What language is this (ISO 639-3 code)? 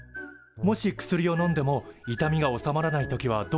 jpn